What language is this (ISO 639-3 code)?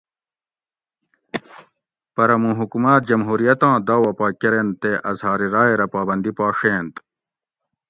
gwc